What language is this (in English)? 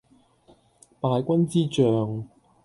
Cantonese